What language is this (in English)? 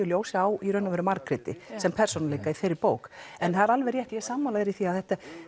Icelandic